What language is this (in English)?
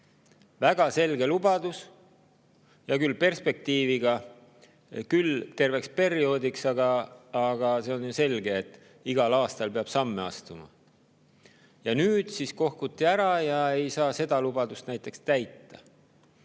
Estonian